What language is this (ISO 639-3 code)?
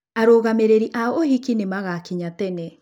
kik